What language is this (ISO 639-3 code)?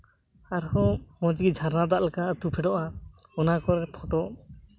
sat